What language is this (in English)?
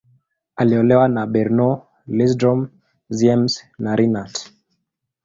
Swahili